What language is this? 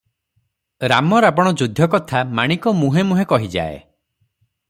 Odia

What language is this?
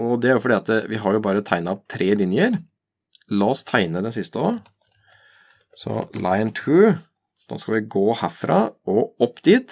Norwegian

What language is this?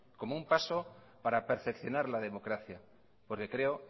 Spanish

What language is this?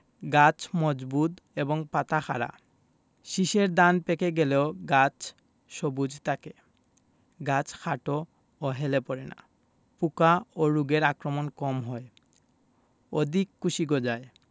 Bangla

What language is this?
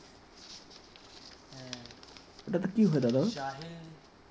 Bangla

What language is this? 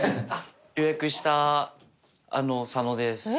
Japanese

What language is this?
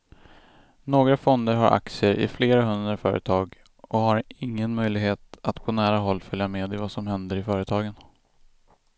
Swedish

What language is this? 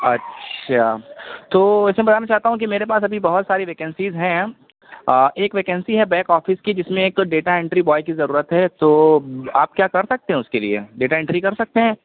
Urdu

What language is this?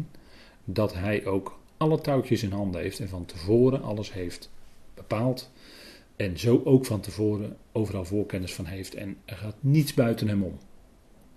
Dutch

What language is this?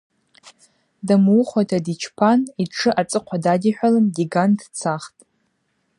Abaza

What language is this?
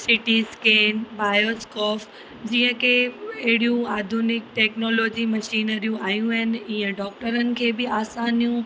Sindhi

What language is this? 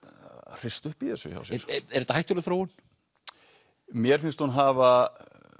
Icelandic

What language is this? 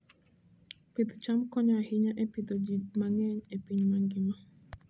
Luo (Kenya and Tanzania)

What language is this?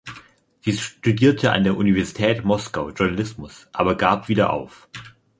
German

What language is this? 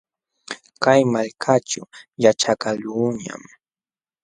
Jauja Wanca Quechua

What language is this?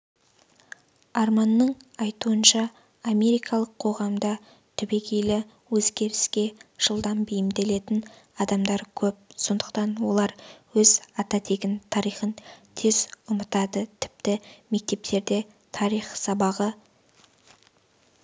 Kazakh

